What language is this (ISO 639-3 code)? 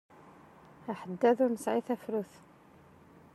kab